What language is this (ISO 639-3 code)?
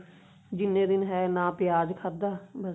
pan